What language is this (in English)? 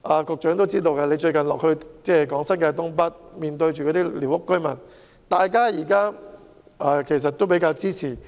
Cantonese